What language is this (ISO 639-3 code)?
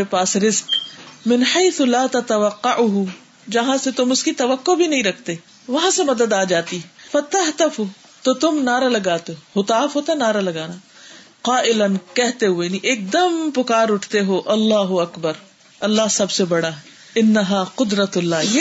urd